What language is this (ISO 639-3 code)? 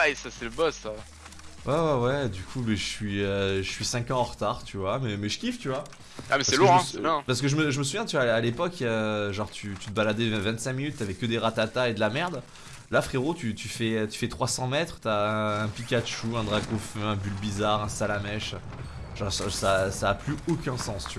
fra